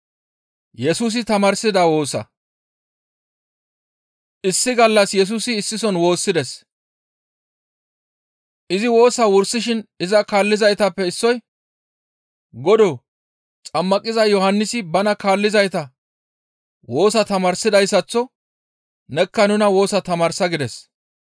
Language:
Gamo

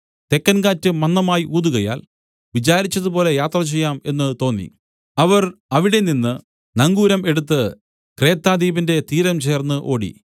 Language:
Malayalam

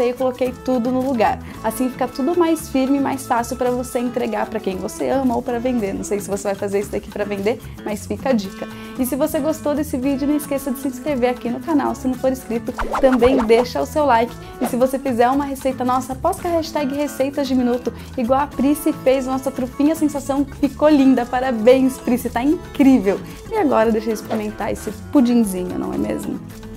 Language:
Portuguese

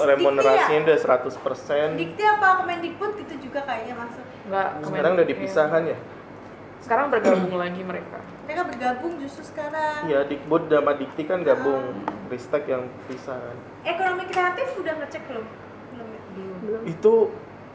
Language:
Indonesian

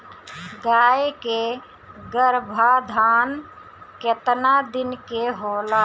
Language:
Bhojpuri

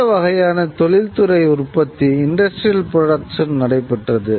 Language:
Tamil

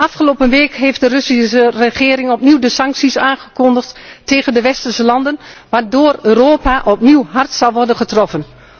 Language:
Dutch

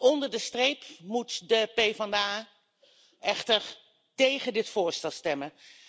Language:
Dutch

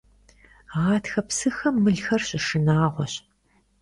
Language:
Kabardian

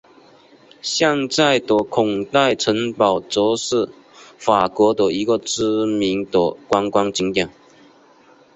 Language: Chinese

